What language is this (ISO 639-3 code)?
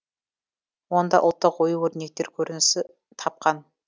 kaz